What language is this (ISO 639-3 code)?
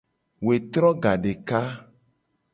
gej